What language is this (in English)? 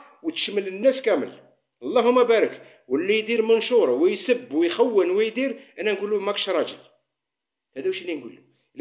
Arabic